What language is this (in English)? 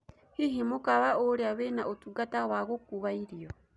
Kikuyu